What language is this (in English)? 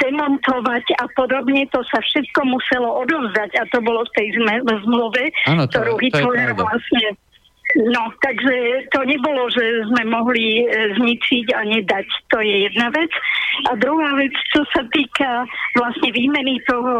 Slovak